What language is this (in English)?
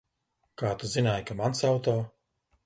Latvian